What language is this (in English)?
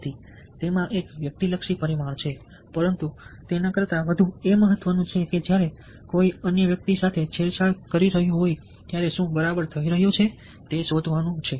Gujarati